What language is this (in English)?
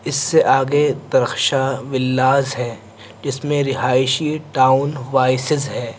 Urdu